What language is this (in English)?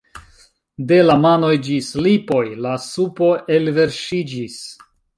Esperanto